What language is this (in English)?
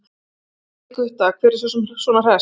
Icelandic